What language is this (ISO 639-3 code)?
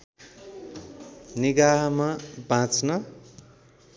nep